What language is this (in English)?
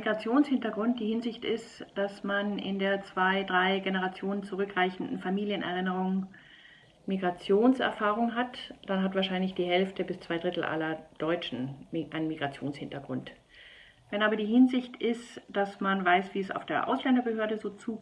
German